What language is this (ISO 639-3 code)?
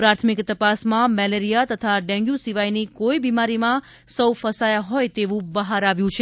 guj